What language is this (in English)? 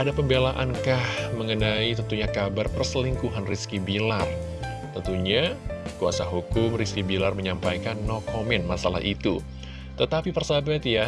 Indonesian